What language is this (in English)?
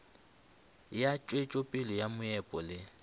Northern Sotho